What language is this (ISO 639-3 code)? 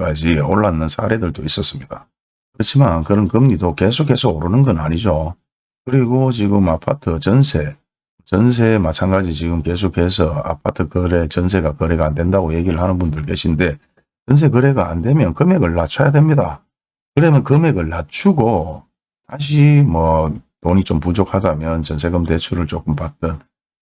kor